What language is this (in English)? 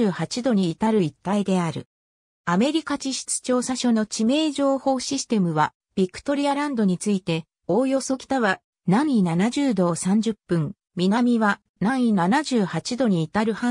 Japanese